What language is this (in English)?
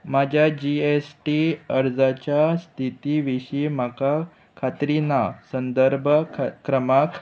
Konkani